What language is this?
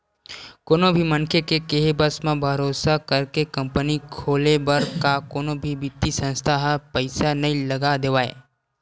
Chhattisgarhi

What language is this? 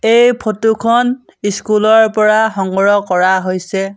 Assamese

